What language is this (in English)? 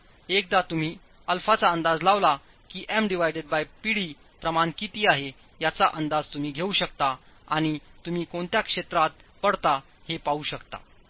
Marathi